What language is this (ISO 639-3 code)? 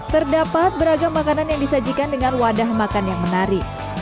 ind